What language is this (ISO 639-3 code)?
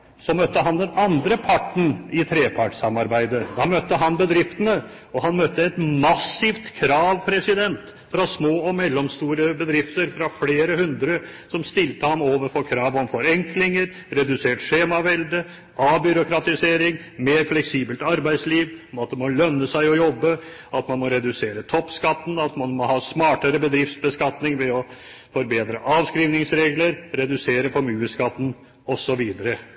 nob